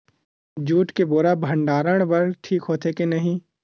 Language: Chhattisgarhi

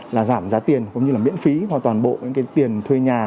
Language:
Vietnamese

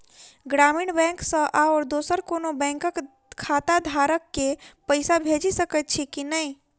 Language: Maithili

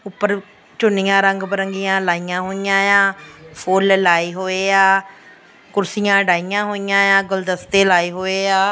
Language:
Punjabi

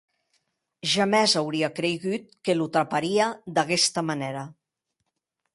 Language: Occitan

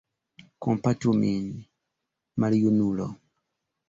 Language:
Esperanto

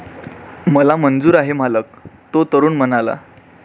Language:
Marathi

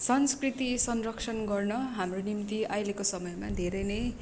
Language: Nepali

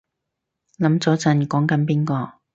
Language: Cantonese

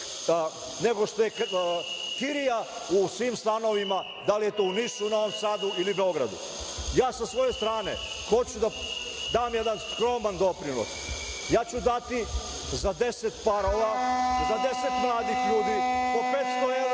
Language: Serbian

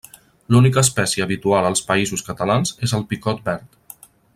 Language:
Catalan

